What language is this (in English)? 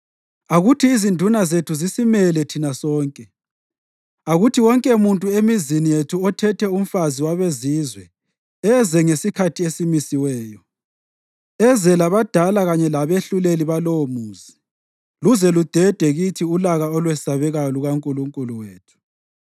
North Ndebele